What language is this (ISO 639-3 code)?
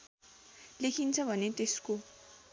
nep